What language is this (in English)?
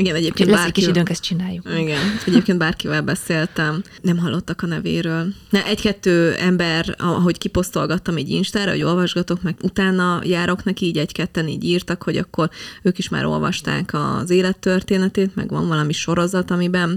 Hungarian